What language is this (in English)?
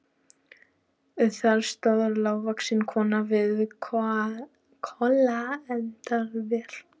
Icelandic